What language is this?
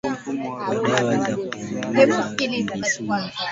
Swahili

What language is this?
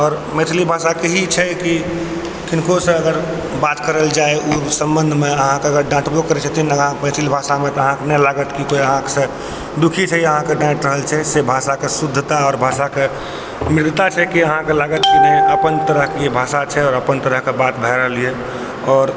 Maithili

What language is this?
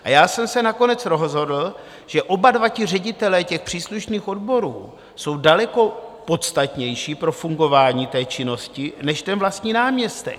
Czech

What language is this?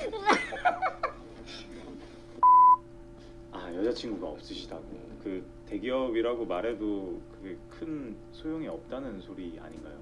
Korean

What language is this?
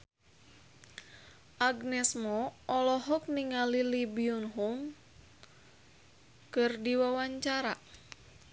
Sundanese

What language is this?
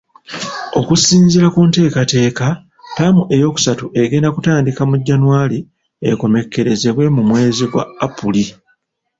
Ganda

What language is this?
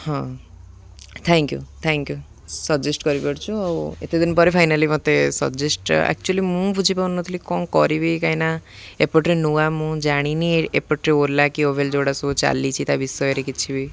Odia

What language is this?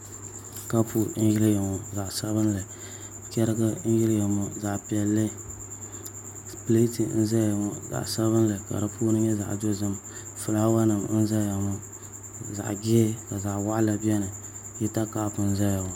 Dagbani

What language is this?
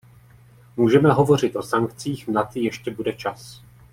Czech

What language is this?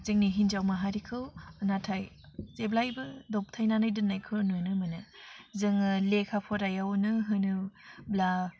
Bodo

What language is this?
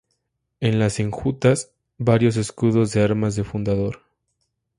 Spanish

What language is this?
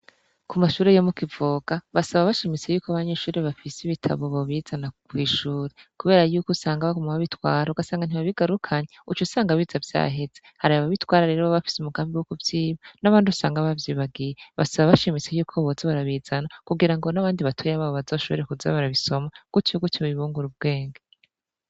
Rundi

